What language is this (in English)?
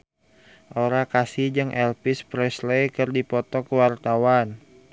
Sundanese